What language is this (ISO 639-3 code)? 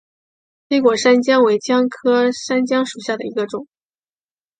zho